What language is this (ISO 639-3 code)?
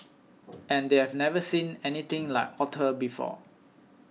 eng